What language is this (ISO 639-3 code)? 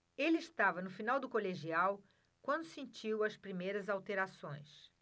por